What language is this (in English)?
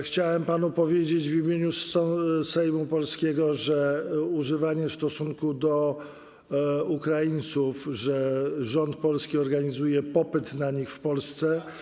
Polish